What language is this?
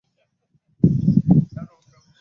Ganda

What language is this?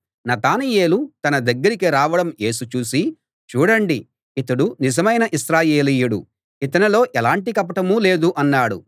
Telugu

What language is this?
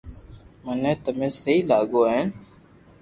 Loarki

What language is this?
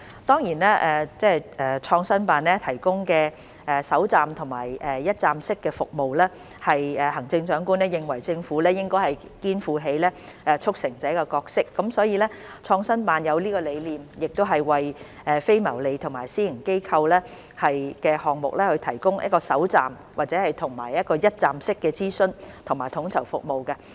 Cantonese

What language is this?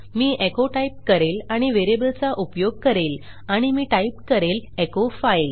Marathi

